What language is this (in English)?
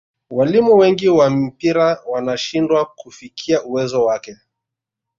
Swahili